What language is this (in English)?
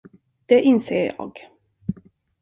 Swedish